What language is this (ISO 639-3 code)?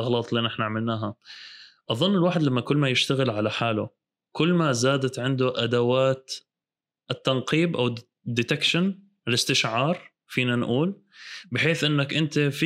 ara